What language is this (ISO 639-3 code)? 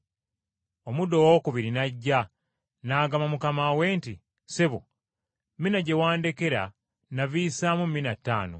lug